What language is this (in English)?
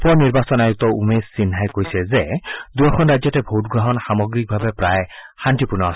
Assamese